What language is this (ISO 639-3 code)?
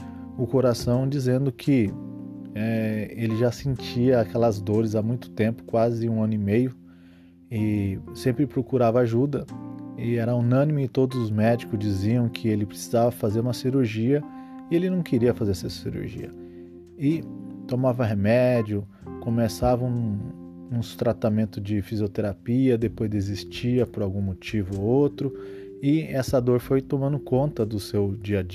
por